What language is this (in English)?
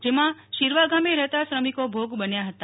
Gujarati